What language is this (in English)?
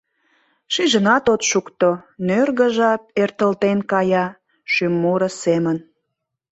Mari